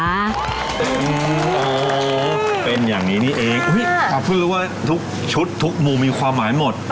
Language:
Thai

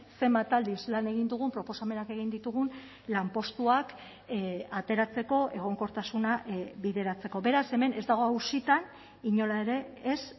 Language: Basque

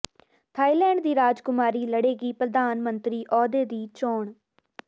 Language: Punjabi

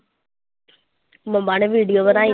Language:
Punjabi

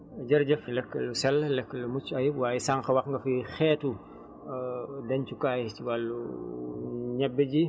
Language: Wolof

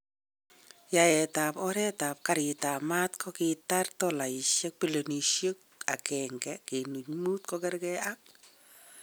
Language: Kalenjin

